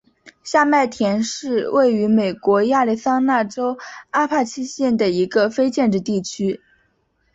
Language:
Chinese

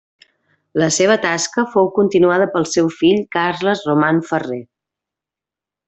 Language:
Catalan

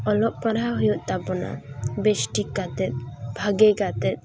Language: Santali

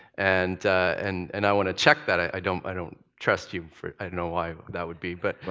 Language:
English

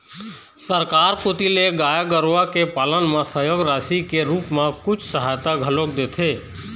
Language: Chhattisgarhi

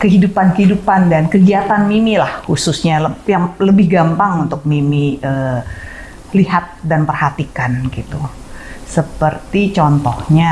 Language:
Indonesian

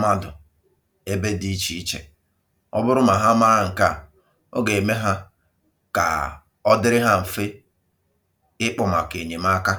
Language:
Igbo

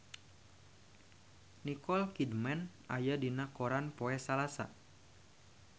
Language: Sundanese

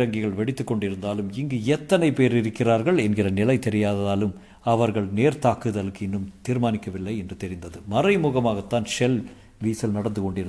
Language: Tamil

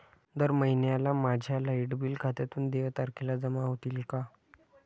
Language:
Marathi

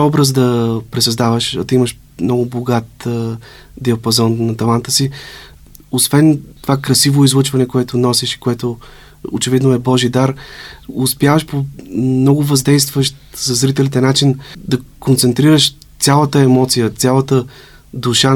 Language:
Bulgarian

